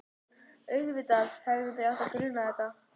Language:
Icelandic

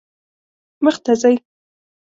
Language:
Pashto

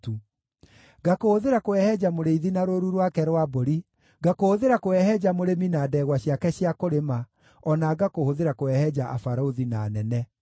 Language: Kikuyu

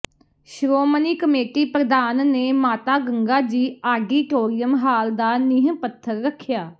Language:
Punjabi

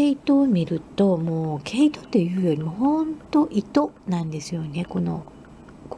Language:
Japanese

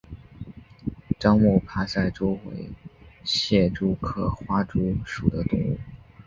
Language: Chinese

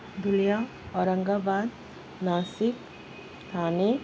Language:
Urdu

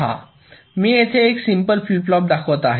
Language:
Marathi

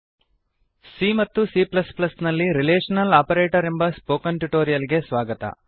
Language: Kannada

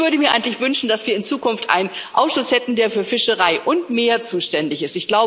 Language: German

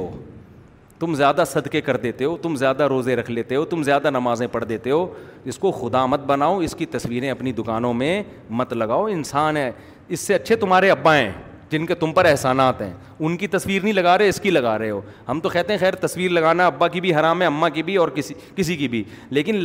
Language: Urdu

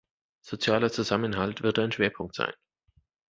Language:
German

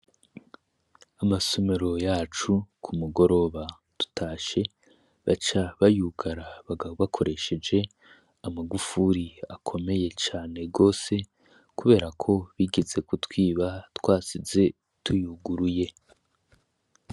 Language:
Rundi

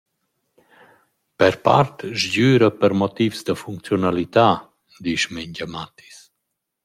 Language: Romansh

